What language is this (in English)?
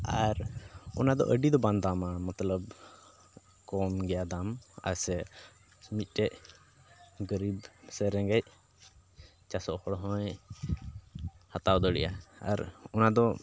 Santali